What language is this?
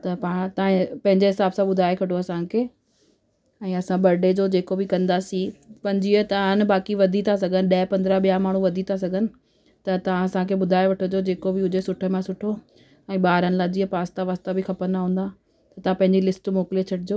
Sindhi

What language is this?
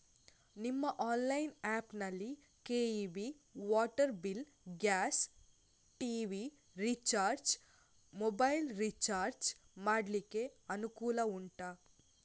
Kannada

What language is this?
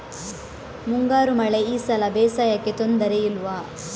Kannada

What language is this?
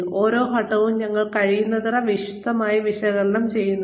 Malayalam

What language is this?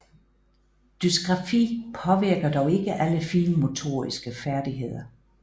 Danish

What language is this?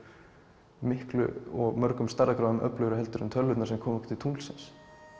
Icelandic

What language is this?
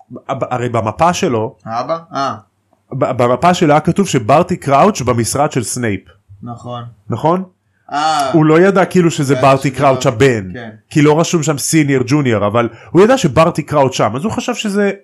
Hebrew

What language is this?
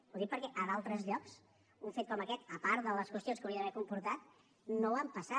Catalan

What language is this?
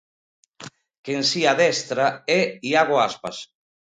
Galician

